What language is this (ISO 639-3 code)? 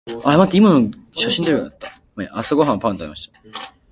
jpn